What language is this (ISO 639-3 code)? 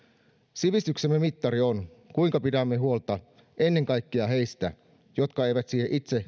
fin